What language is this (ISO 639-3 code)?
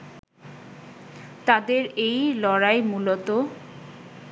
ben